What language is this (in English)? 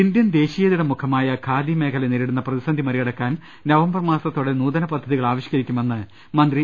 Malayalam